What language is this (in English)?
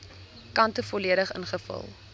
Afrikaans